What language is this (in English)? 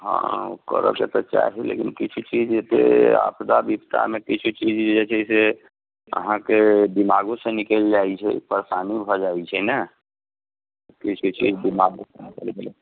Maithili